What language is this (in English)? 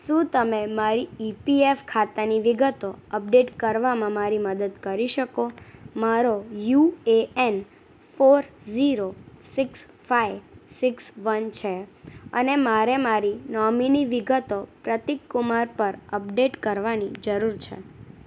Gujarati